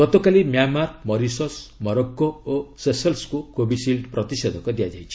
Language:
Odia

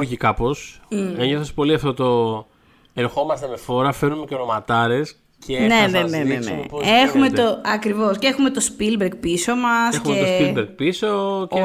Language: Greek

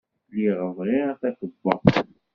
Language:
Kabyle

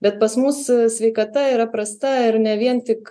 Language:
Lithuanian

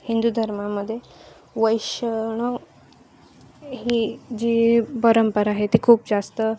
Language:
Marathi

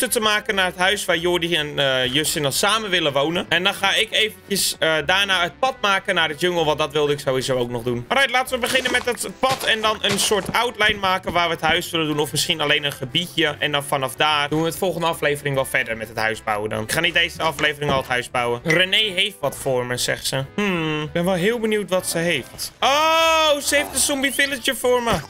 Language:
Dutch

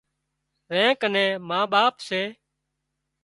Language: Wadiyara Koli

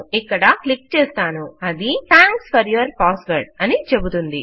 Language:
Telugu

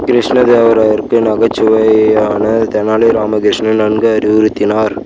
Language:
Tamil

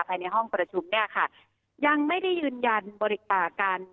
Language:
Thai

